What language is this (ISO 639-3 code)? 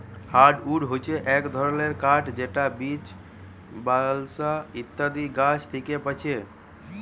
ben